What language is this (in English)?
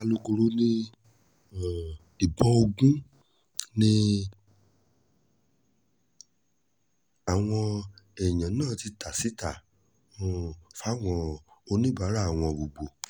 Yoruba